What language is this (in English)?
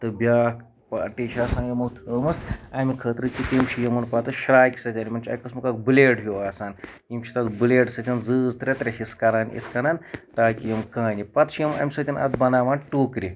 Kashmiri